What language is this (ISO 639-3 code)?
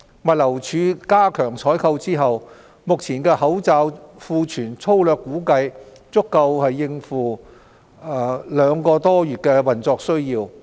yue